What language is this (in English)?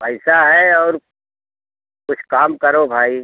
Hindi